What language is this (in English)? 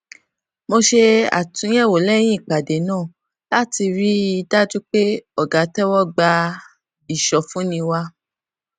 Yoruba